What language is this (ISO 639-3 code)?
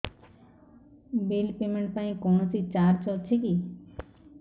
ori